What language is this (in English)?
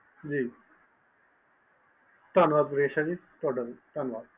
Punjabi